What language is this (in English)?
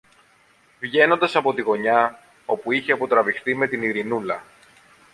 Greek